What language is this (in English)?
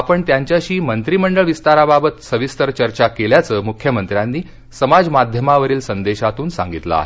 Marathi